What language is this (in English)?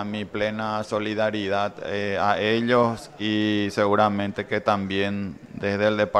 Spanish